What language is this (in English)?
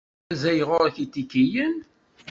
Kabyle